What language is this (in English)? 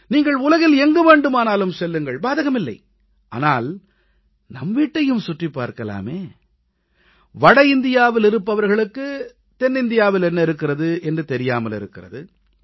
Tamil